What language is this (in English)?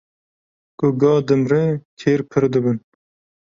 Kurdish